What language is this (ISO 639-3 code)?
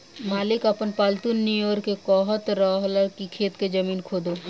bho